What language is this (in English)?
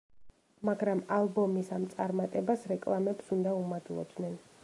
Georgian